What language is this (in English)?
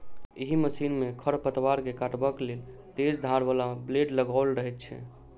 Maithili